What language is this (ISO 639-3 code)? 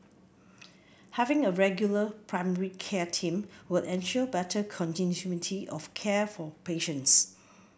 eng